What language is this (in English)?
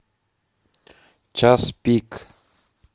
Russian